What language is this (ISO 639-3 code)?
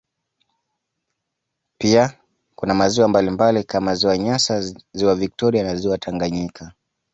swa